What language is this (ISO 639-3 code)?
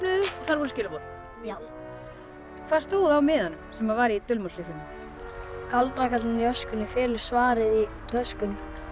isl